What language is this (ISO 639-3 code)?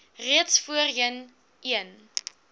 afr